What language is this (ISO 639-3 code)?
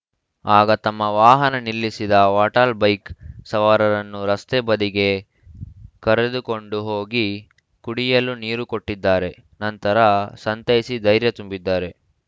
kan